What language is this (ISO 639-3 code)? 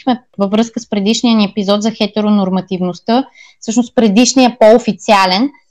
bul